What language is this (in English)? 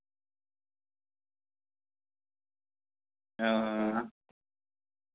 Dogri